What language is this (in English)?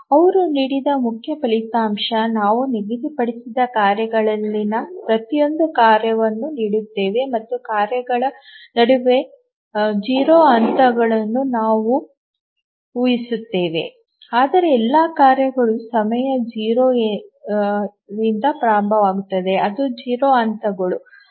Kannada